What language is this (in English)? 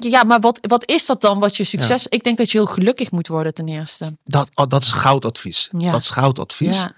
Dutch